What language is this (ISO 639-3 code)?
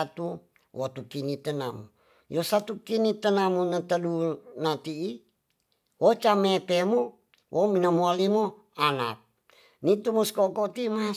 txs